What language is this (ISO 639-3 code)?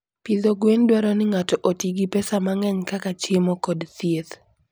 luo